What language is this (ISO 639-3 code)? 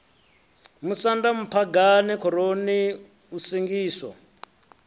ven